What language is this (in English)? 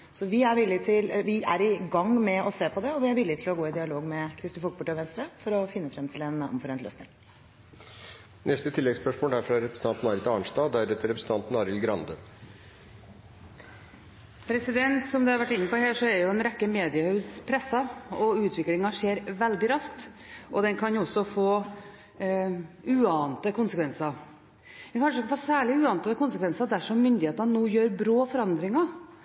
Norwegian